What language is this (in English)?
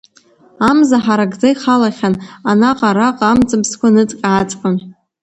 Abkhazian